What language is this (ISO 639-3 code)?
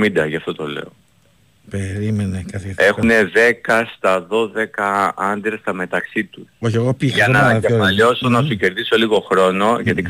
ell